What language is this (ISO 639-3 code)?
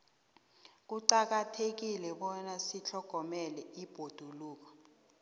nbl